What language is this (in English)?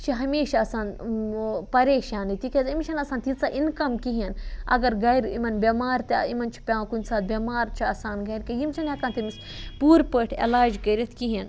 Kashmiri